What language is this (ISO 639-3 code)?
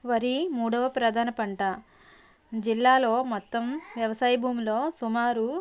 tel